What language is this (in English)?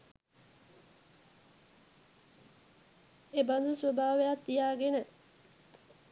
Sinhala